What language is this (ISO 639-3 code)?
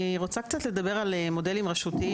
heb